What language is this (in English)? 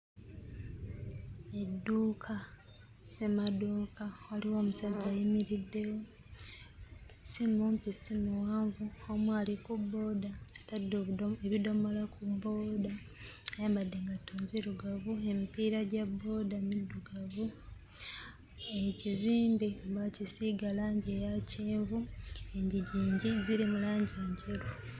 Ganda